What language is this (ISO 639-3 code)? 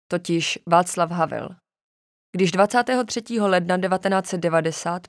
ces